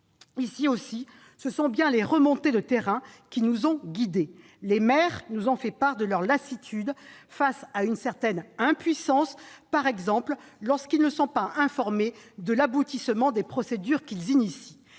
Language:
French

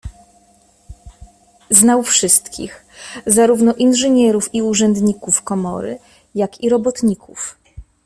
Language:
Polish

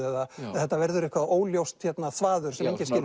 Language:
Icelandic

